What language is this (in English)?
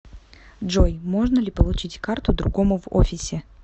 Russian